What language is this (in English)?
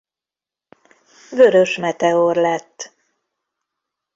Hungarian